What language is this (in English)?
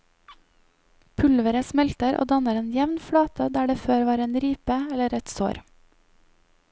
Norwegian